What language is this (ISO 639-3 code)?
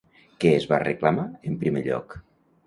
cat